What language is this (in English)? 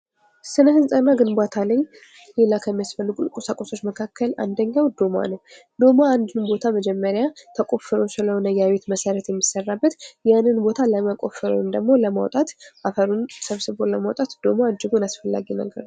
Amharic